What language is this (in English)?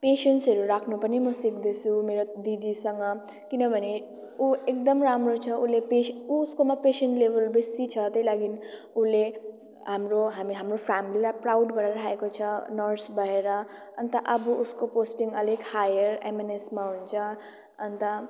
Nepali